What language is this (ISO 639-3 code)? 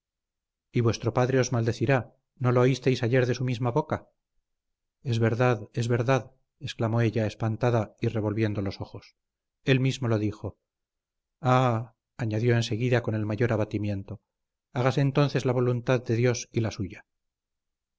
spa